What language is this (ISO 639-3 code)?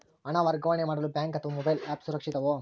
kan